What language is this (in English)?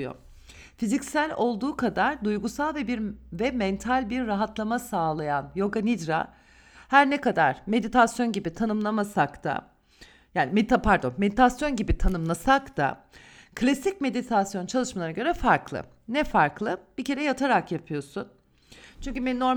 Turkish